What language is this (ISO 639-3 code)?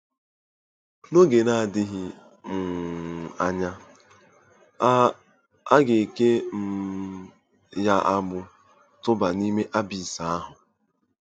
ibo